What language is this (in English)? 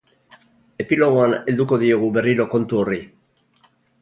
Basque